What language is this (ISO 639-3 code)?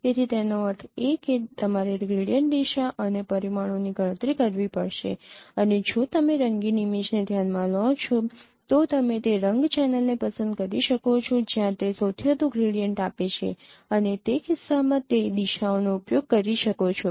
guj